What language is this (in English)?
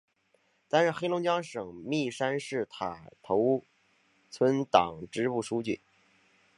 Chinese